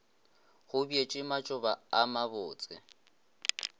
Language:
Northern Sotho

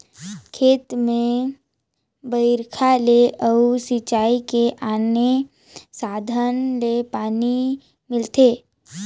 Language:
Chhattisgarhi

